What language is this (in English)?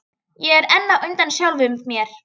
Icelandic